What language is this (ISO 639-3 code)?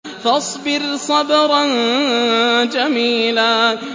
ara